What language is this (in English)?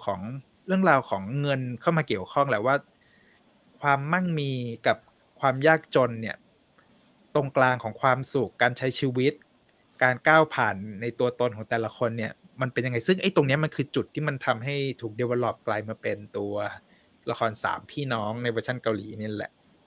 Thai